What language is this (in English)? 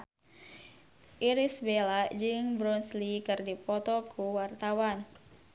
Sundanese